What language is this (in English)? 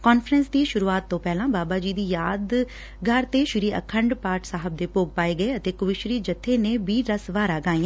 Punjabi